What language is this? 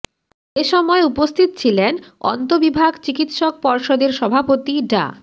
Bangla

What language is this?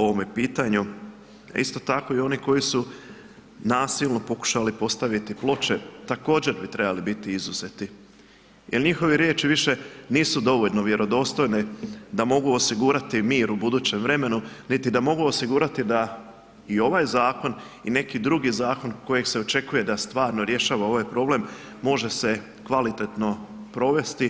Croatian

